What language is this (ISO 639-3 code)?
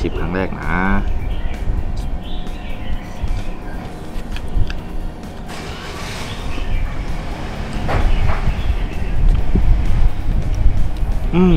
tha